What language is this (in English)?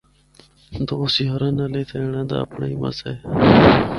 Northern Hindko